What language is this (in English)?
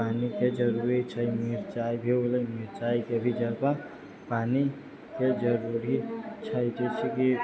Maithili